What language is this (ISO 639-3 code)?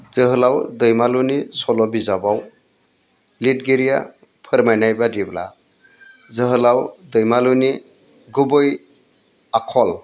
brx